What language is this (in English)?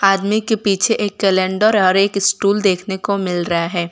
Hindi